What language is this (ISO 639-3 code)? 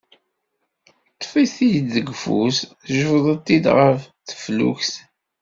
kab